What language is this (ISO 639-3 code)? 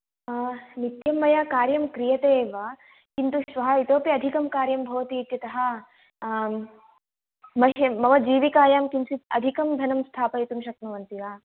san